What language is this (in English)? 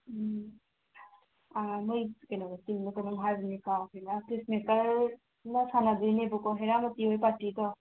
Manipuri